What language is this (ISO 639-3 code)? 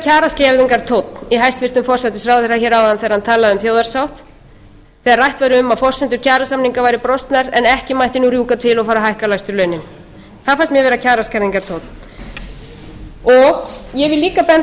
isl